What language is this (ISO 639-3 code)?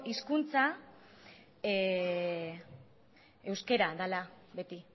eus